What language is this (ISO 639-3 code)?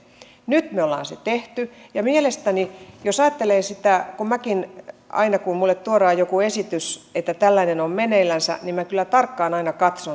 fin